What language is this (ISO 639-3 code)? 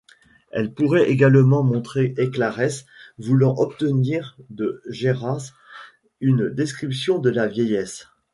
fra